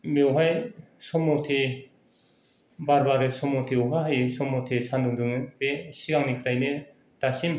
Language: Bodo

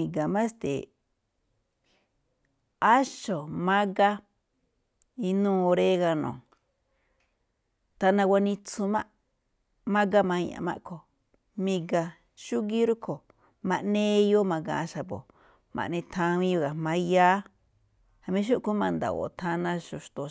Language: Malinaltepec Me'phaa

